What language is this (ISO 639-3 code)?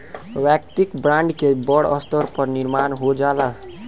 bho